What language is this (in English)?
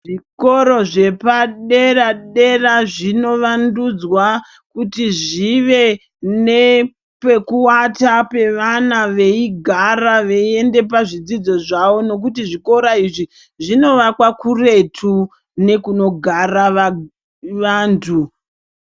Ndau